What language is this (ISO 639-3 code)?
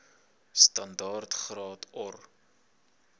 afr